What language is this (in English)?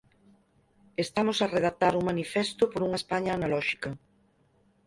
Galician